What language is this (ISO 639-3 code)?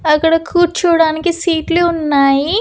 tel